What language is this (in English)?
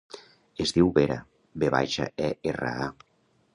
Catalan